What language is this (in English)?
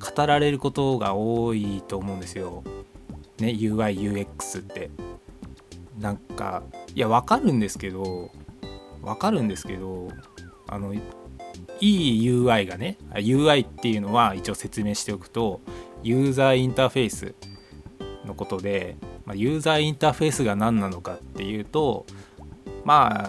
Japanese